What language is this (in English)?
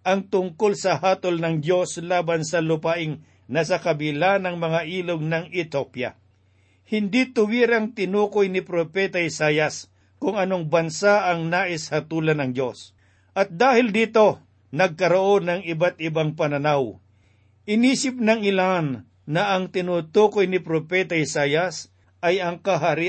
Filipino